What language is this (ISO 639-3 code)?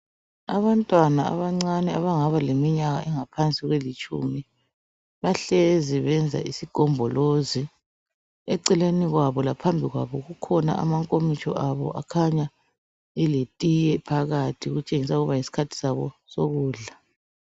nde